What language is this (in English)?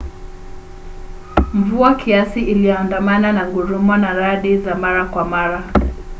Swahili